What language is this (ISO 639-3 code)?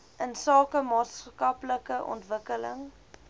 afr